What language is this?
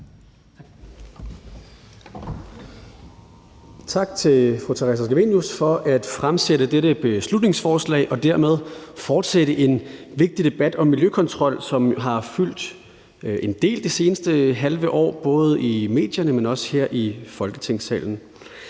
Danish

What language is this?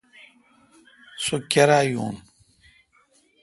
Kalkoti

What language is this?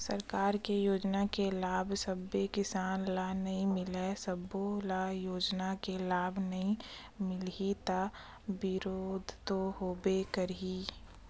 Chhattisgarhi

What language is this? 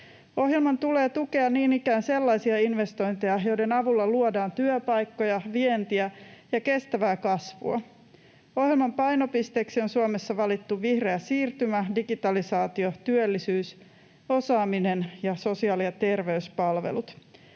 Finnish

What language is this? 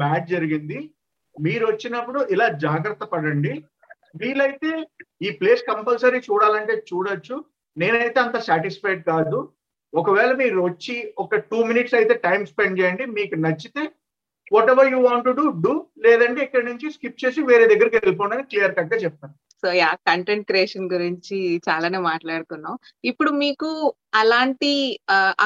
Telugu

